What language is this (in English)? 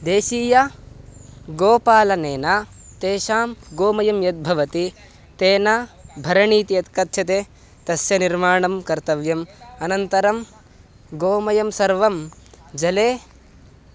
Sanskrit